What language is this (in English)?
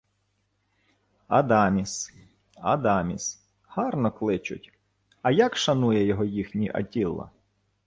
Ukrainian